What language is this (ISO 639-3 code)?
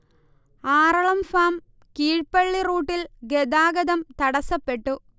mal